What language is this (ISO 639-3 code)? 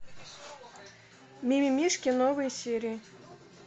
rus